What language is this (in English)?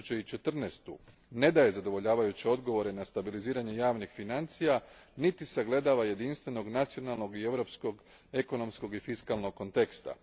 Croatian